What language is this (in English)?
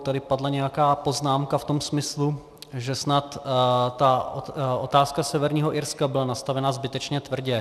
Czech